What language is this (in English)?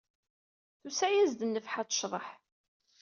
Kabyle